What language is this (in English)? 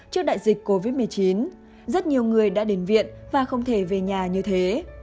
Vietnamese